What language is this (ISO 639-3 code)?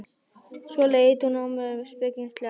isl